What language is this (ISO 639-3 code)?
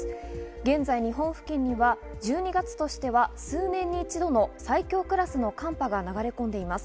jpn